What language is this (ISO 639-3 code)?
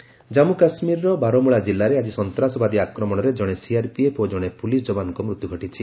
ori